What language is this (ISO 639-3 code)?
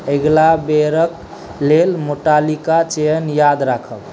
mai